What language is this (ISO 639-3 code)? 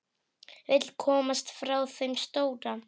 isl